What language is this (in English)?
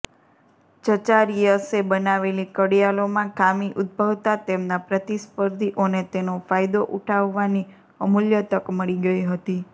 Gujarati